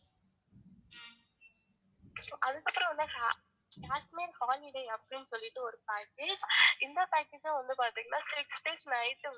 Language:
Tamil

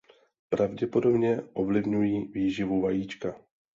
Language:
Czech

